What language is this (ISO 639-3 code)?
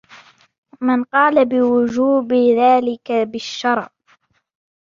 ara